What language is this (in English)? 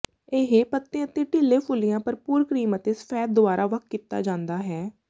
Punjabi